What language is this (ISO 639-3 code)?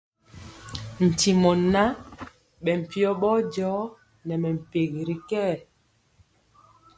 mcx